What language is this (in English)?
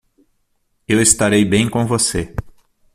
Portuguese